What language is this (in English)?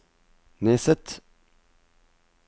Norwegian